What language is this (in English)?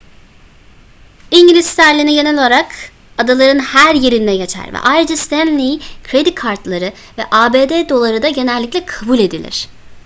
Turkish